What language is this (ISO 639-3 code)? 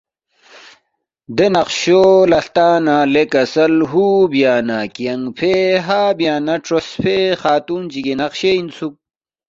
bft